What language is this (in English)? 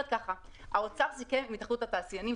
Hebrew